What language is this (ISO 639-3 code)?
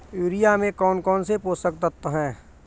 hin